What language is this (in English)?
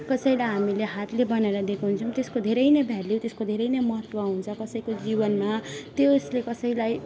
Nepali